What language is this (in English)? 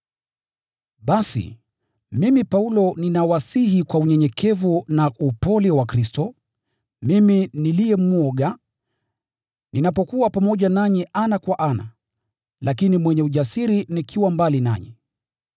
Swahili